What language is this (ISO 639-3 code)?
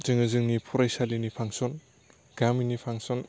brx